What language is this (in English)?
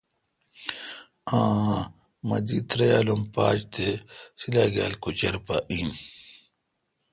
Kalkoti